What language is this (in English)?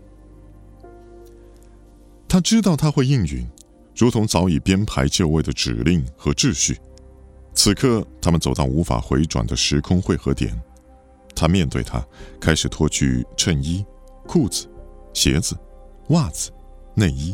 Chinese